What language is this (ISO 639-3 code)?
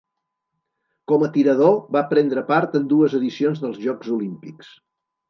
cat